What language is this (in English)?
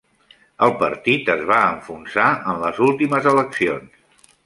Catalan